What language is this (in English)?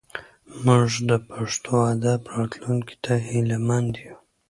Pashto